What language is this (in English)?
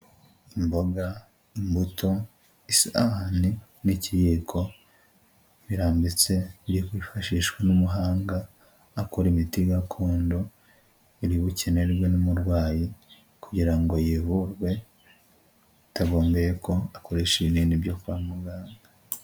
Kinyarwanda